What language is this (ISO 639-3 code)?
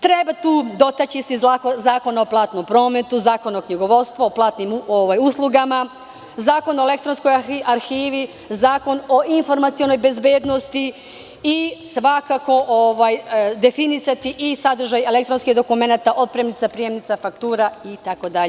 srp